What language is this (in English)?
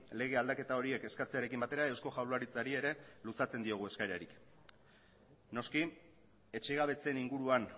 Basque